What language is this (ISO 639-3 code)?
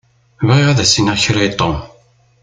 kab